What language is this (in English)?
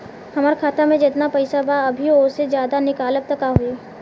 Bhojpuri